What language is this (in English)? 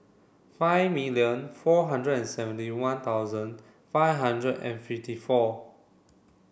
English